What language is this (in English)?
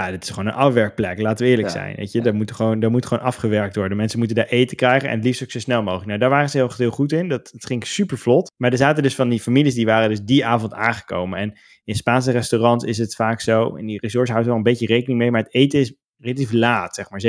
Dutch